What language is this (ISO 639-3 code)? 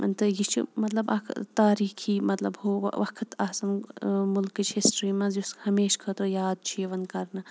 kas